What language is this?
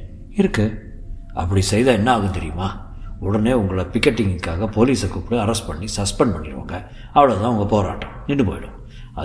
Tamil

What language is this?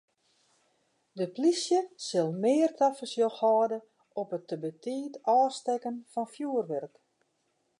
Western Frisian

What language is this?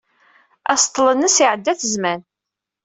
Kabyle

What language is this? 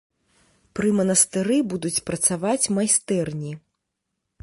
Belarusian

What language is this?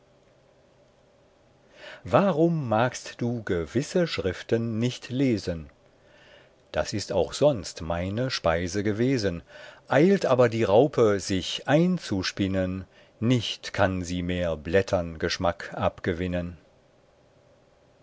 German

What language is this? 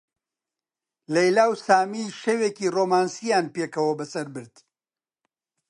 Central Kurdish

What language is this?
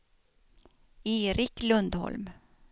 Swedish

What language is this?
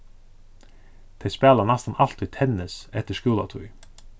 Faroese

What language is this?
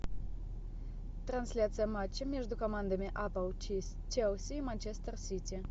Russian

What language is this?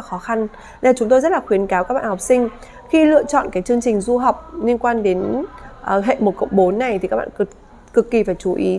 Vietnamese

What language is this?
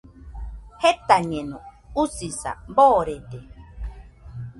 Nüpode Huitoto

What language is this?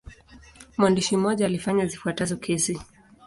Swahili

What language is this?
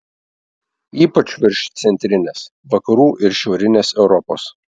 Lithuanian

